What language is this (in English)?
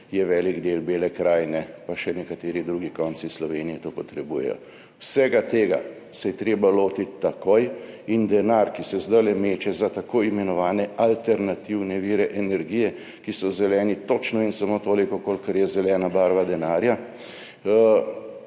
Slovenian